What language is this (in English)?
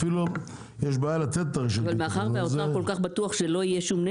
Hebrew